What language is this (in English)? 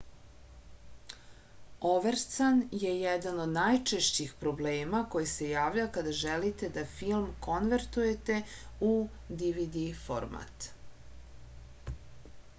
Serbian